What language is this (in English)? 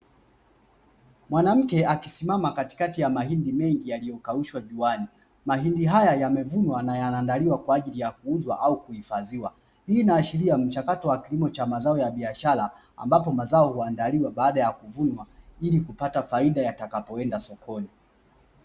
Swahili